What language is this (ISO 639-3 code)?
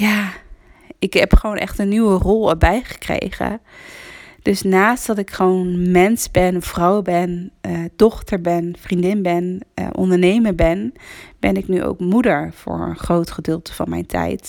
nld